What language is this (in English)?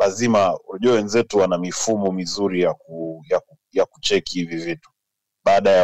Swahili